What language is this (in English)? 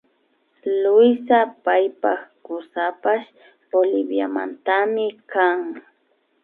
Imbabura Highland Quichua